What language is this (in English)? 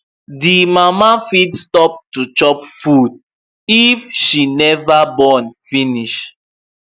Nigerian Pidgin